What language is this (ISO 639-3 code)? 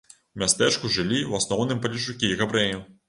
bel